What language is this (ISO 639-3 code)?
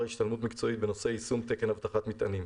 heb